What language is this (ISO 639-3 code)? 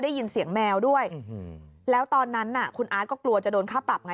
tha